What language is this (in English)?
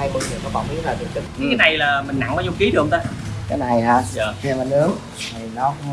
Vietnamese